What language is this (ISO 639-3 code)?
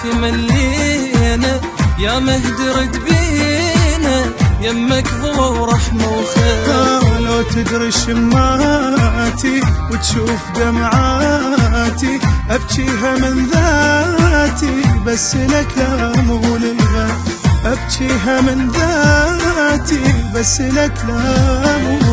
ara